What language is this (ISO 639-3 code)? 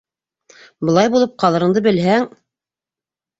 bak